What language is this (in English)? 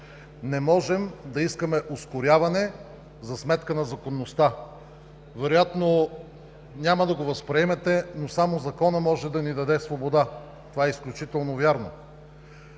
Bulgarian